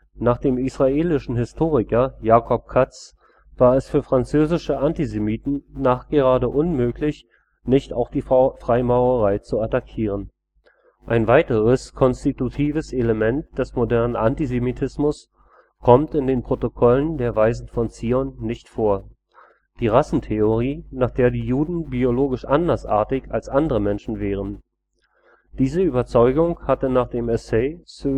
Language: German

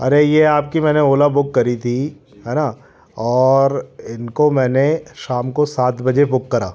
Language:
Hindi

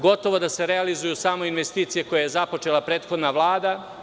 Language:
Serbian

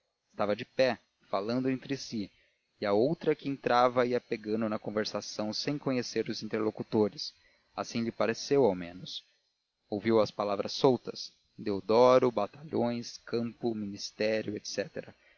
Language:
Portuguese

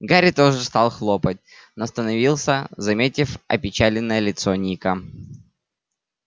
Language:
Russian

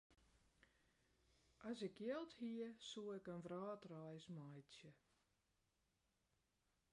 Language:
Western Frisian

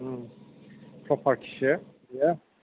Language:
Bodo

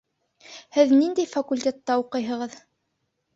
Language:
Bashkir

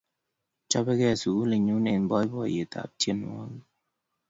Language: Kalenjin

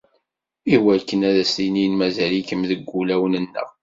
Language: Kabyle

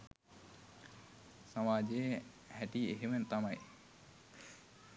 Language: Sinhala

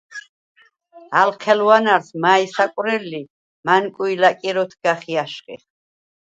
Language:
Svan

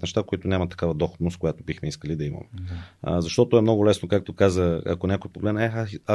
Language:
Bulgarian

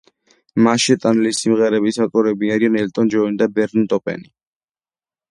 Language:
Georgian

